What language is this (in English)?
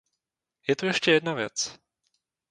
Czech